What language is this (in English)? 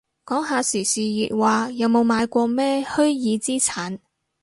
Cantonese